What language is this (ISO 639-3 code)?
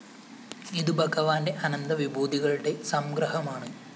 mal